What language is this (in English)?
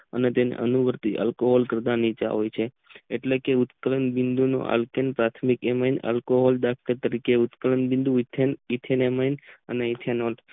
Gujarati